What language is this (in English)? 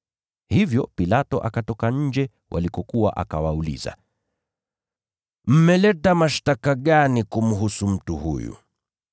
Swahili